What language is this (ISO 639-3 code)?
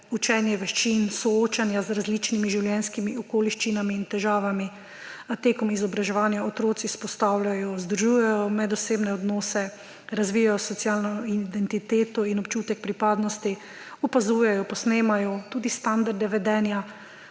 slv